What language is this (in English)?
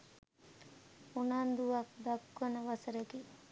Sinhala